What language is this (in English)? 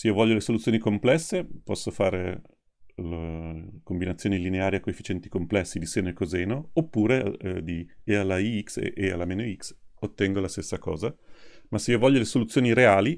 Italian